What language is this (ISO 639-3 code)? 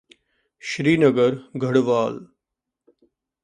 pan